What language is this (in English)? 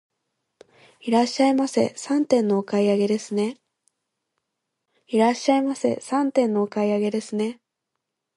Japanese